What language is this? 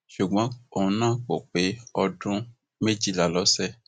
Yoruba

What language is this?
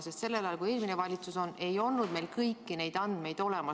Estonian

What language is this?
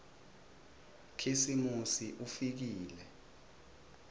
Swati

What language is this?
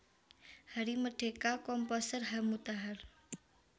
Javanese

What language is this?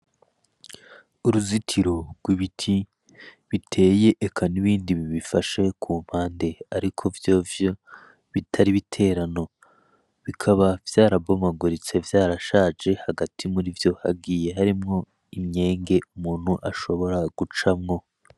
Rundi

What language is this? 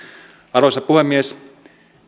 Finnish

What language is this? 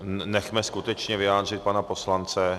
Czech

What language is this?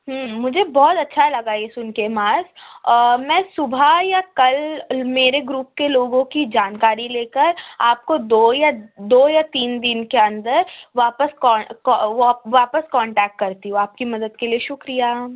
Urdu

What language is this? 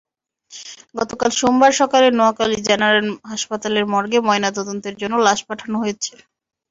Bangla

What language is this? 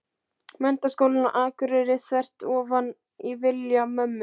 Icelandic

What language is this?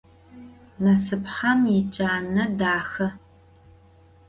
Adyghe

